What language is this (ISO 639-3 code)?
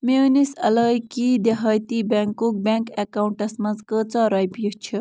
kas